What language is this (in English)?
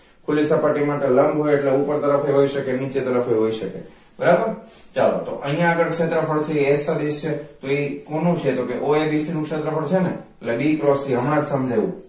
Gujarati